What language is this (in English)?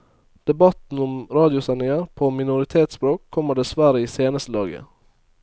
Norwegian